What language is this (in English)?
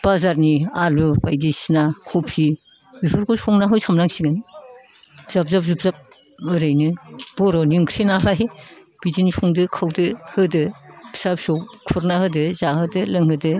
Bodo